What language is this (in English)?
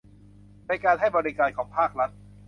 Thai